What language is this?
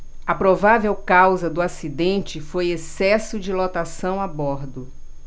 Portuguese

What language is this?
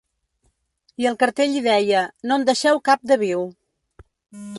Catalan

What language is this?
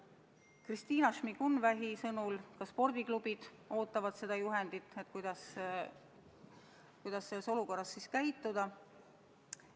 Estonian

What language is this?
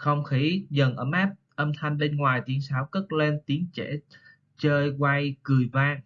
Vietnamese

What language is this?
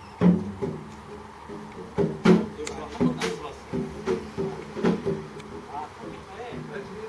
English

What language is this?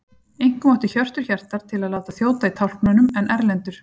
Icelandic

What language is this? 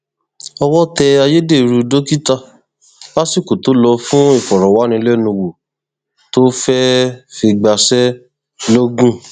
Yoruba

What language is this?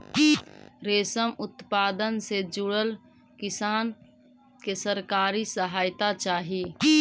Magahi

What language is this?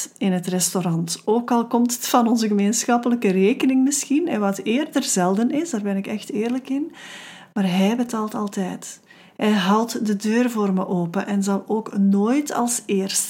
Dutch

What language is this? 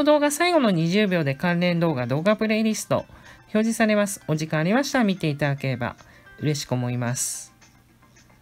Japanese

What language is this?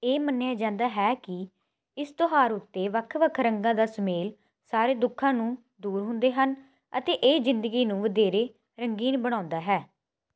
Punjabi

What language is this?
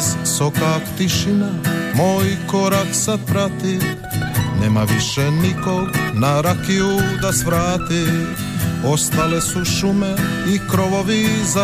Croatian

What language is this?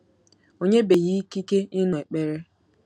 Igbo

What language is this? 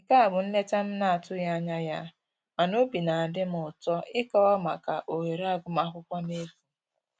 Igbo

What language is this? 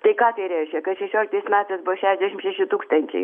Lithuanian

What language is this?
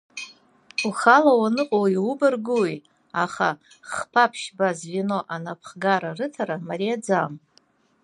Abkhazian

